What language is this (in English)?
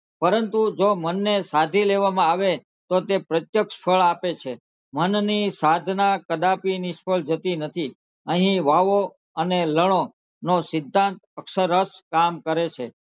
Gujarati